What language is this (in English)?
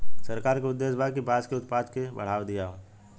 Bhojpuri